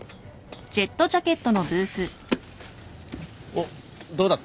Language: Japanese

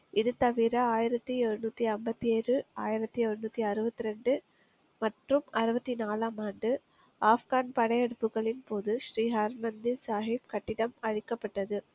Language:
Tamil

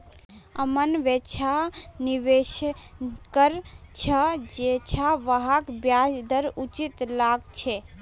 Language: Magahi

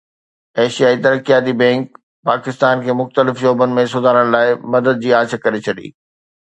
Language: Sindhi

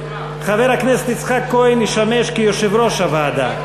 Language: Hebrew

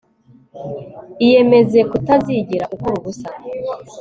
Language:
Kinyarwanda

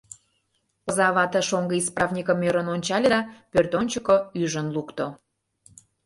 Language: Mari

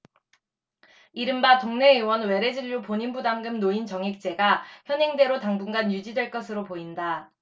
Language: Korean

